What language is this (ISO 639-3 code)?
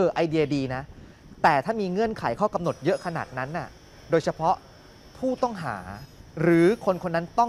tha